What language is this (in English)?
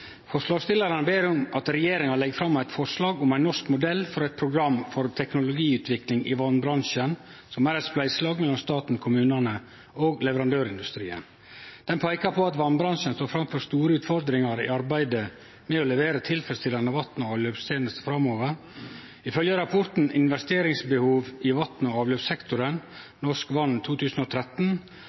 Norwegian Nynorsk